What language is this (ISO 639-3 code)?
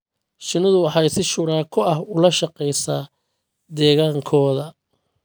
som